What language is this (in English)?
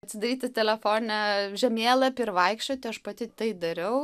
Lithuanian